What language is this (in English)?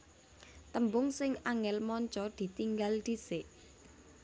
Javanese